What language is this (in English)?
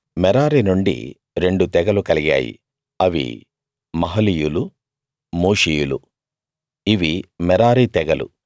Telugu